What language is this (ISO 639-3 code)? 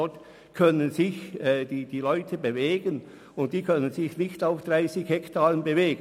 gsw